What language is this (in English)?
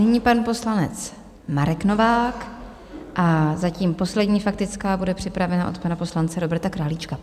Czech